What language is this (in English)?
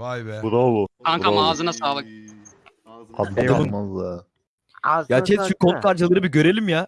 Turkish